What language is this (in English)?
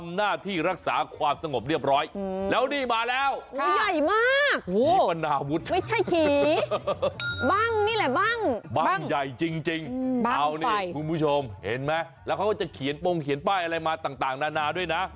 Thai